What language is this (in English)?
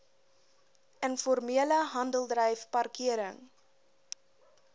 Afrikaans